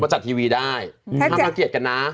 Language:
Thai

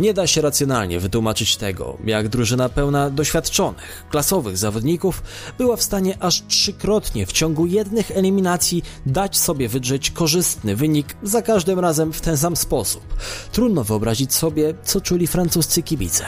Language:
Polish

